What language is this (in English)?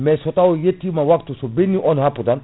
Fula